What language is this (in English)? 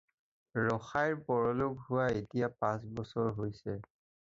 Assamese